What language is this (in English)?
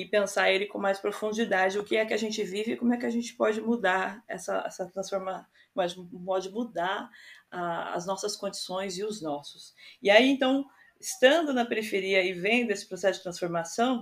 Portuguese